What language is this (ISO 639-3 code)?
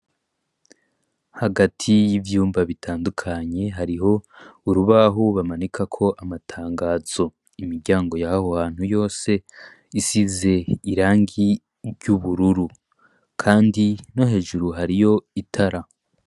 run